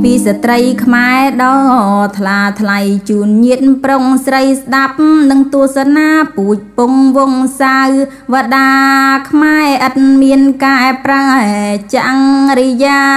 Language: Thai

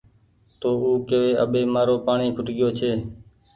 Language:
Goaria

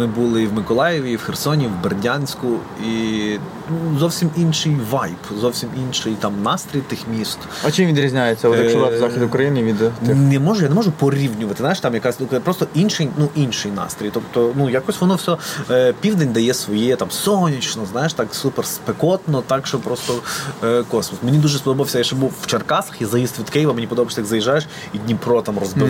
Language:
Ukrainian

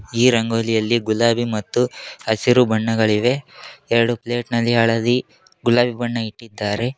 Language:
Kannada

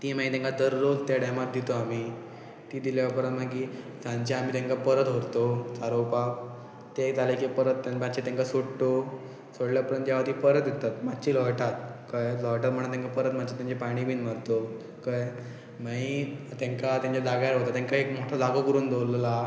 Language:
Konkani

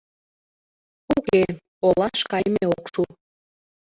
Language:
Mari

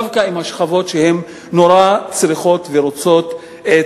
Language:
Hebrew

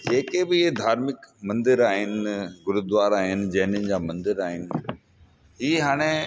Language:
Sindhi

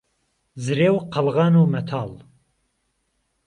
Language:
Central Kurdish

